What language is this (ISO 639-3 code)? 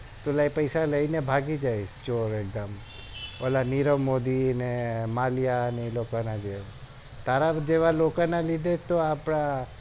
guj